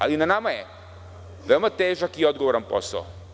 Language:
Serbian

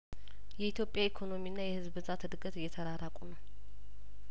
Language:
Amharic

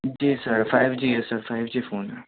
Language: Urdu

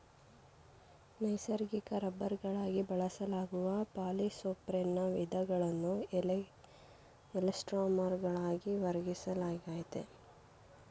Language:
Kannada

